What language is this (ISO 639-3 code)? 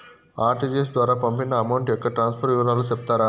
tel